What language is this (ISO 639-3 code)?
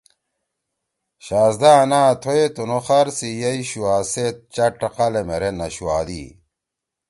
trw